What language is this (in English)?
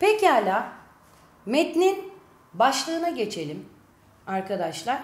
Turkish